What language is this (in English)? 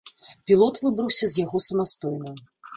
Belarusian